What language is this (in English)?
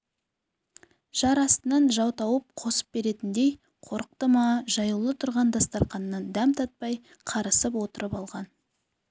Kazakh